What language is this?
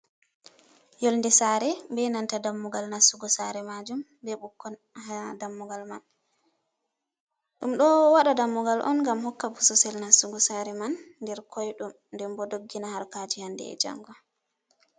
Fula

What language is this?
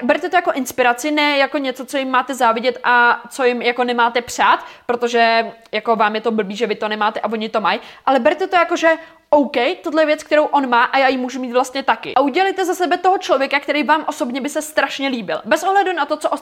Czech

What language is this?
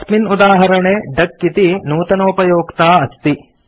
Sanskrit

